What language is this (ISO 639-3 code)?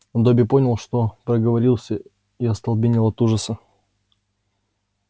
rus